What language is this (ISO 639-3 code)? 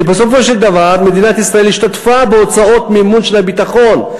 heb